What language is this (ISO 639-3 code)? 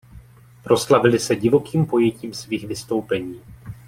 ces